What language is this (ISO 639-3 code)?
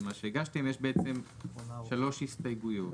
heb